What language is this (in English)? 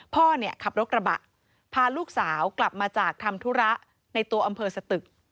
Thai